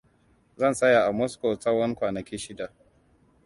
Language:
Hausa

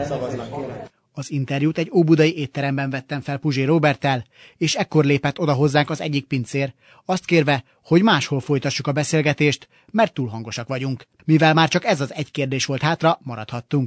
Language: Hungarian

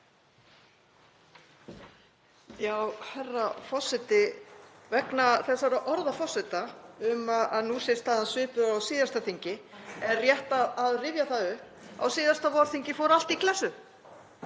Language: Icelandic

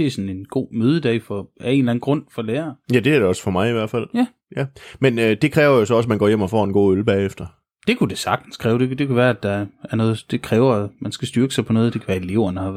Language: Danish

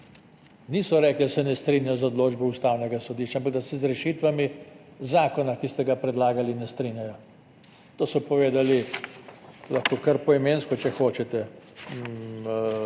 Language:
Slovenian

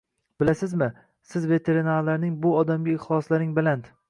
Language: Uzbek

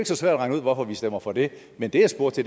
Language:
Danish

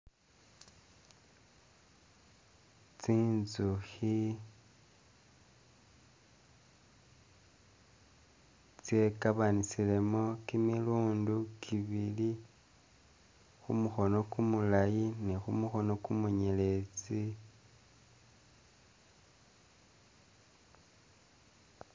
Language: Masaaba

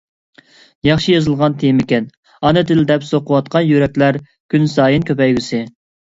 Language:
Uyghur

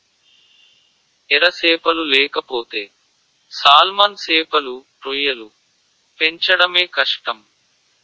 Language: Telugu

